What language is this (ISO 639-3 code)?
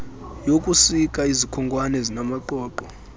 xho